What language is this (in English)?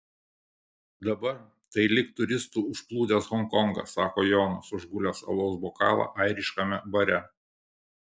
Lithuanian